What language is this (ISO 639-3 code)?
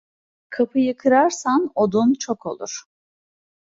tur